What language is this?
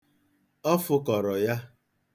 Igbo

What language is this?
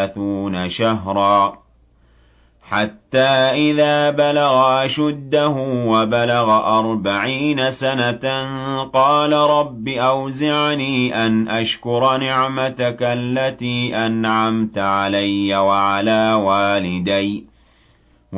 Arabic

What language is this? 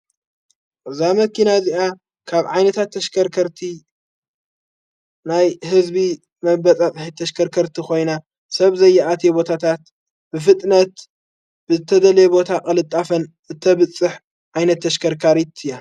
Tigrinya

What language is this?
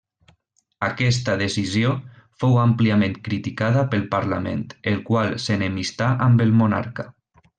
Catalan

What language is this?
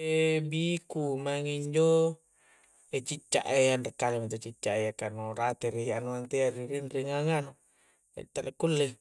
Coastal Konjo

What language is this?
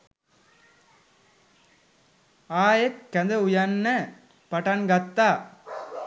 Sinhala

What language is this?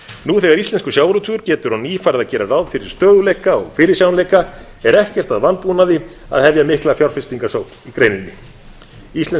Icelandic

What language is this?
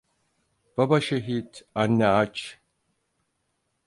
Turkish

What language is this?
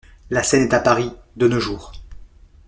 French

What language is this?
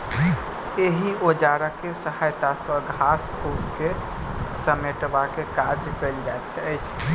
Maithili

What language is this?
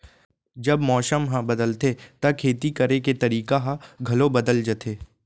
Chhattisgarhi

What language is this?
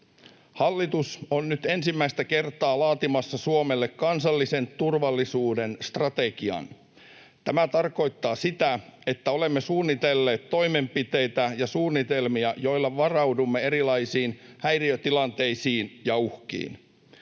Finnish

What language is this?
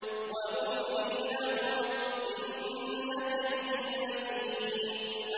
Arabic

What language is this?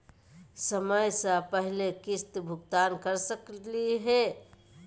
Magahi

